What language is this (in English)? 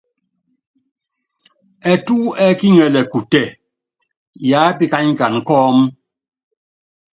Yangben